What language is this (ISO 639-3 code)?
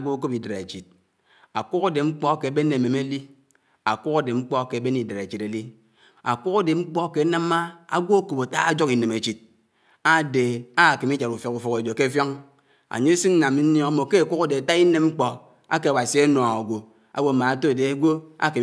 anw